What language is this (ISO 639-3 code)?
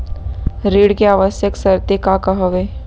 hne